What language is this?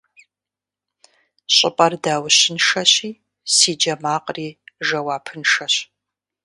Kabardian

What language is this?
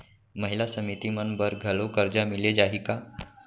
Chhattisgarhi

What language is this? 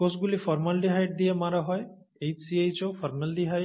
Bangla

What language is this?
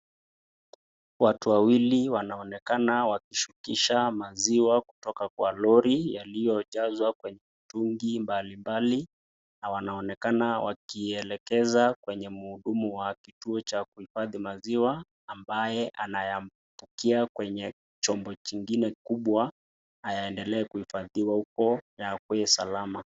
Swahili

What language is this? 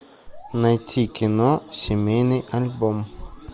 Russian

